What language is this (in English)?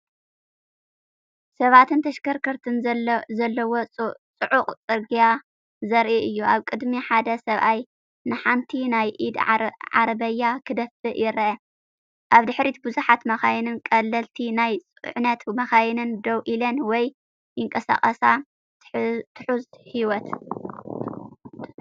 Tigrinya